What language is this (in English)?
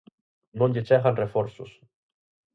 Galician